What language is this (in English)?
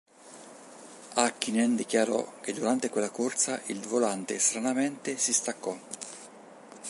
Italian